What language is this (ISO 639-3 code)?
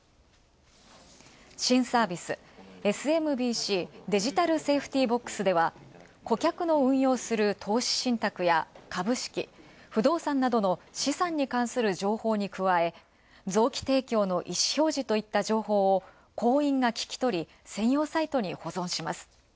jpn